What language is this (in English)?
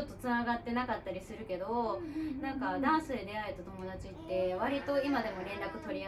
Japanese